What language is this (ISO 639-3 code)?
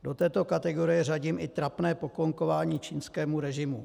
ces